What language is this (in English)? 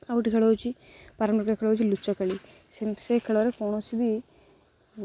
Odia